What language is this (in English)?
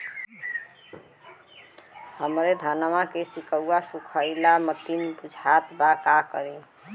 Bhojpuri